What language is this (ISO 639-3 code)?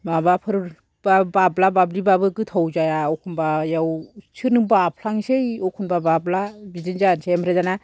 brx